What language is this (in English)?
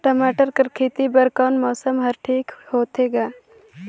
Chhattisgarhi